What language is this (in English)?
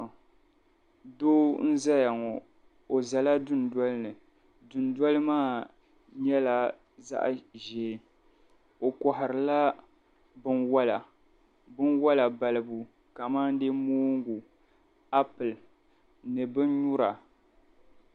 Dagbani